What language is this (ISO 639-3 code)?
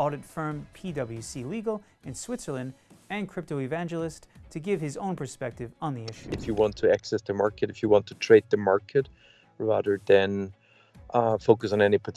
eng